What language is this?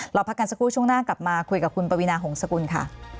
Thai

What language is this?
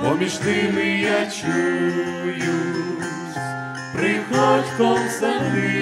Ukrainian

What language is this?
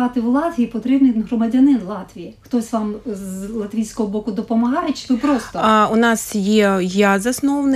Ukrainian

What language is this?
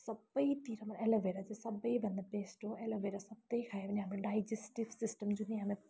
Nepali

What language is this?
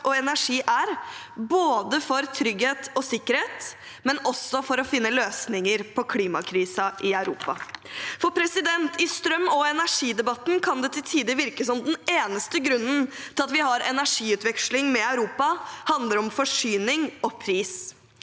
Norwegian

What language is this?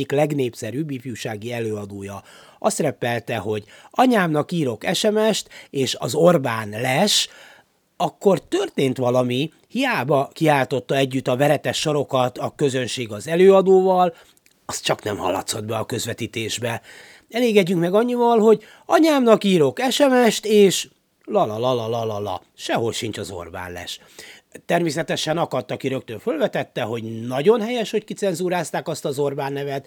Hungarian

